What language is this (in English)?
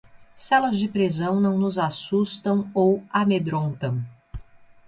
Portuguese